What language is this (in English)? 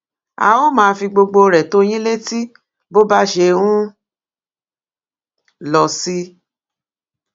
Yoruba